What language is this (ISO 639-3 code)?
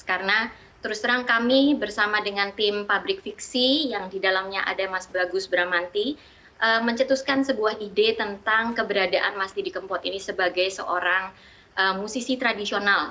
ind